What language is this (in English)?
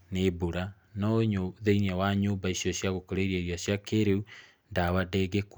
Kikuyu